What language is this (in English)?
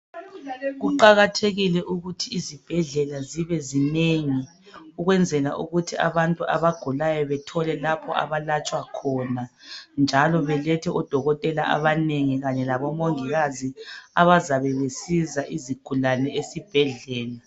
North Ndebele